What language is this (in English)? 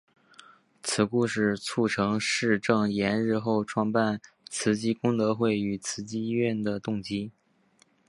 Chinese